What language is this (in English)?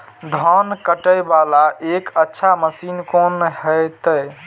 Maithili